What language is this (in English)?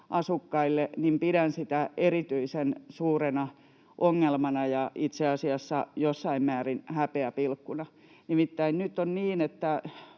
Finnish